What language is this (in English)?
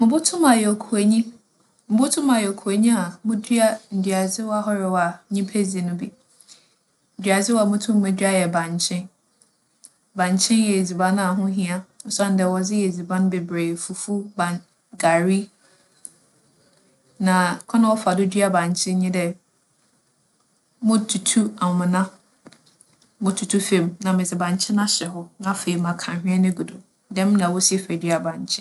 Akan